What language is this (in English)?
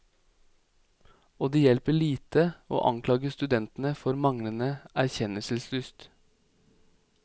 Norwegian